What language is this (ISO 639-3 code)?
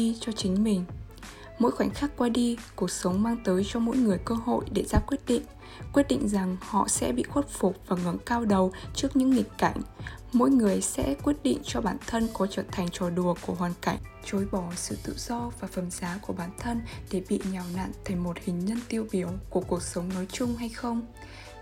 vie